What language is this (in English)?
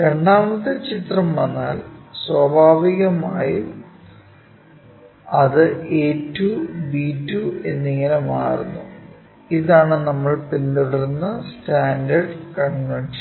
Malayalam